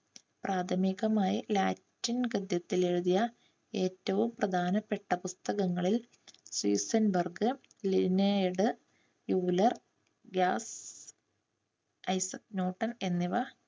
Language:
Malayalam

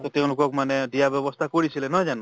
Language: Assamese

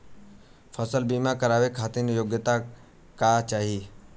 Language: Bhojpuri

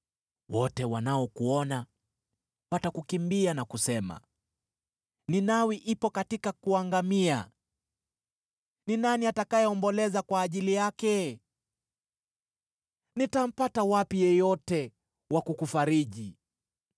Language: Swahili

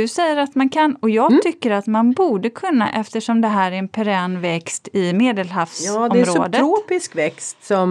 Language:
Swedish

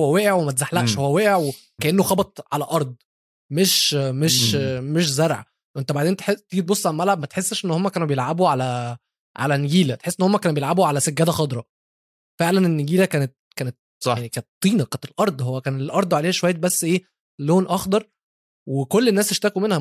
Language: Arabic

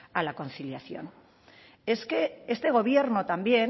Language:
Spanish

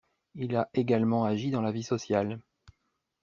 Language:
French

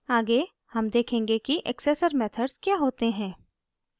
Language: Hindi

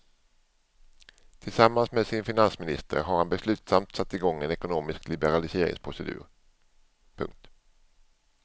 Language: Swedish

